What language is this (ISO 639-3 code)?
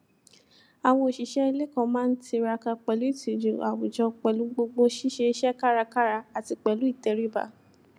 yor